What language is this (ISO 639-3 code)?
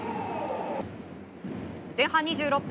jpn